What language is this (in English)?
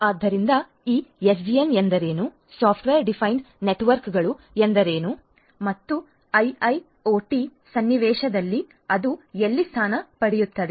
Kannada